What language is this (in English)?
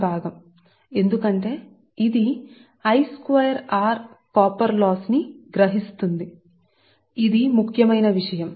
Telugu